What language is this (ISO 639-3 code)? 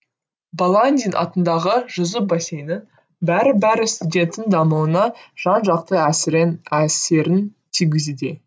kaz